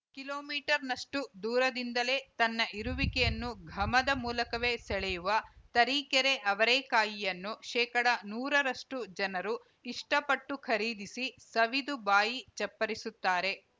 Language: Kannada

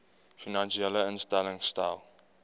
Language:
Afrikaans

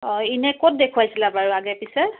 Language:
Assamese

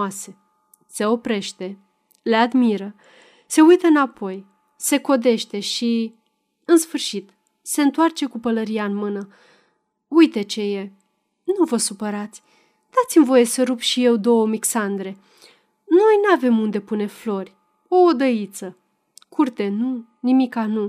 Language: Romanian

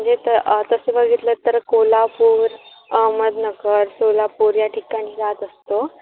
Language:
Marathi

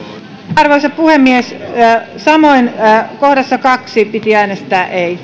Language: Finnish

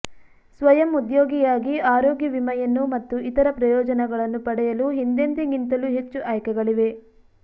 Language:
Kannada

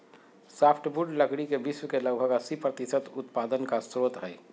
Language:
Magahi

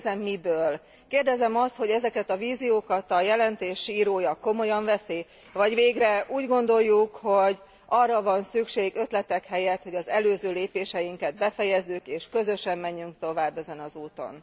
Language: Hungarian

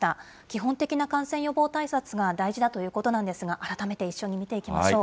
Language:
Japanese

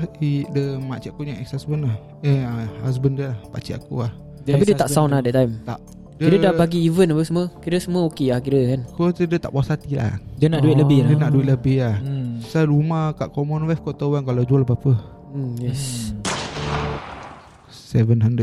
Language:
Malay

